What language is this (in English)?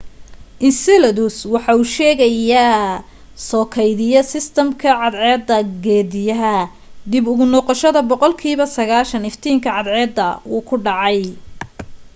Somali